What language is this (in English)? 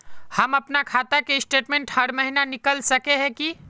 Magahi